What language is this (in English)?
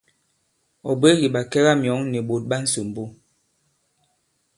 Bankon